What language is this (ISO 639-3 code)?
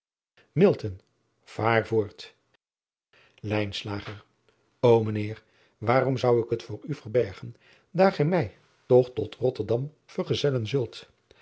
nld